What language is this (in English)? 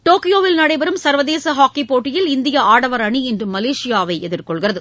Tamil